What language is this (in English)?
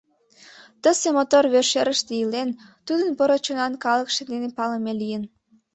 Mari